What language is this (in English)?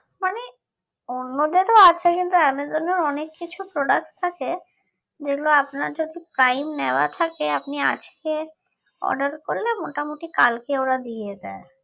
Bangla